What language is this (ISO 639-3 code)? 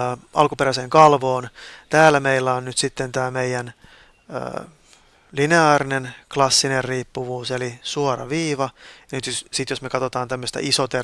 fin